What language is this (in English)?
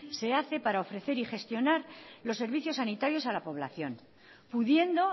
Spanish